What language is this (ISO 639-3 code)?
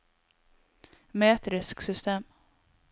nor